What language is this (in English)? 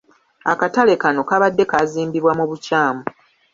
Ganda